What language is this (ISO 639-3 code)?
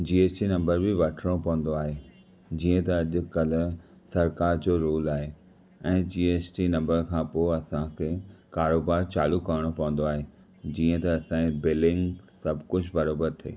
snd